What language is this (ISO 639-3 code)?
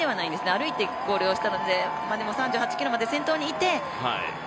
jpn